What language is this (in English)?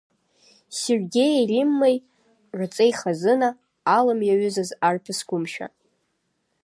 Abkhazian